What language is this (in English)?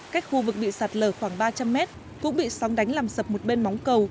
Vietnamese